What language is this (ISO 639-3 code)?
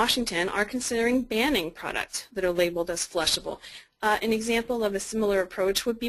eng